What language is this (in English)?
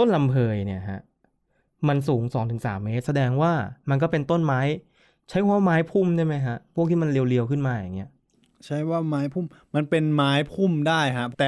Thai